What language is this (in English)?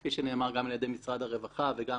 Hebrew